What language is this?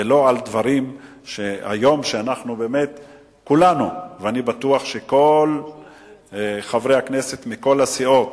Hebrew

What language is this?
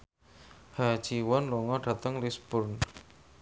Javanese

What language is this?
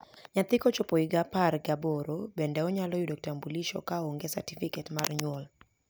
Luo (Kenya and Tanzania)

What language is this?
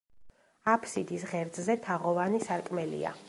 Georgian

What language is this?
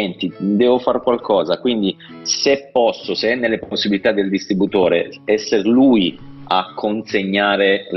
Italian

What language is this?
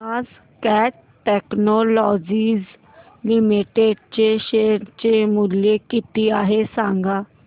Marathi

